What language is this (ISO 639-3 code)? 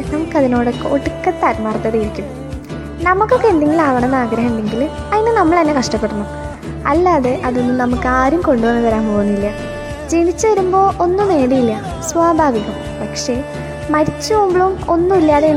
mal